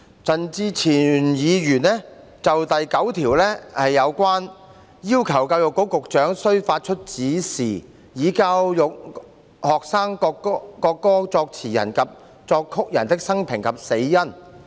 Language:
Cantonese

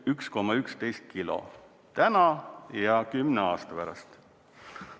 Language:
Estonian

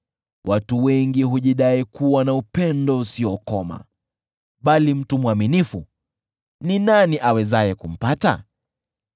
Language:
Swahili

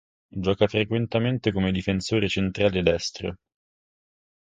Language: Italian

